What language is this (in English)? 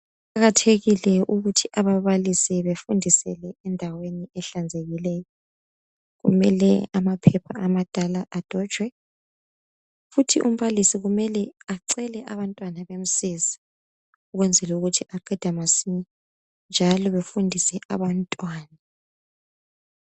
North Ndebele